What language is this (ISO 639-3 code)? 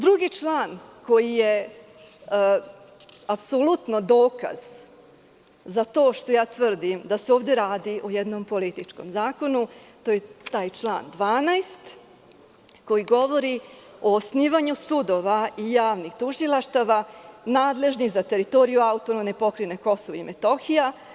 srp